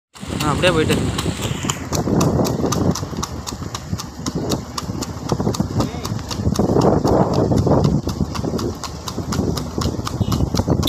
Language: Thai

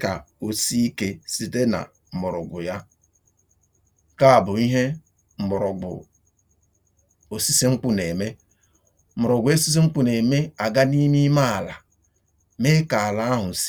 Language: Igbo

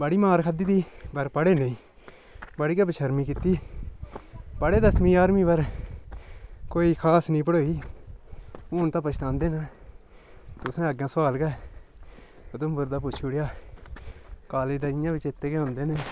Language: Dogri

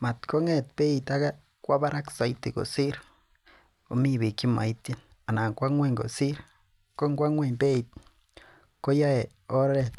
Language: Kalenjin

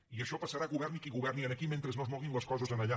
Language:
Catalan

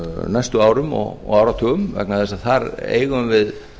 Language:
Icelandic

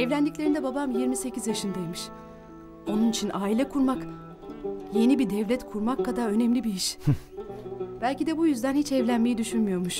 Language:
Turkish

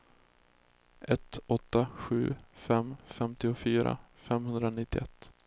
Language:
Swedish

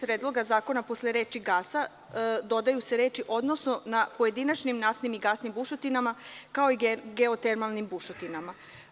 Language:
Serbian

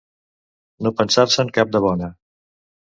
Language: Catalan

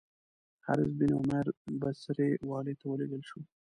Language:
Pashto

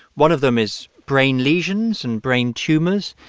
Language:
English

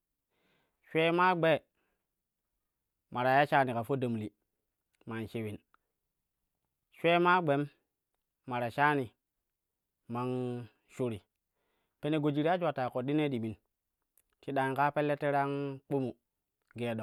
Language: Kushi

